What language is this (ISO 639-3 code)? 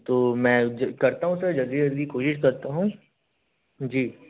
hin